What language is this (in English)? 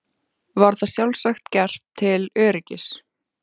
Icelandic